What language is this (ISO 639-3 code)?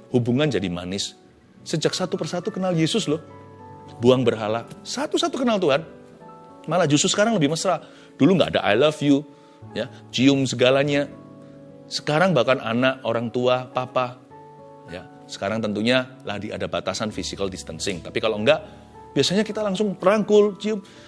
ind